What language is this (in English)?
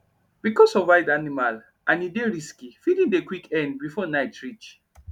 Nigerian Pidgin